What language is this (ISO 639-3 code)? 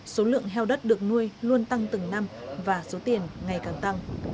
vie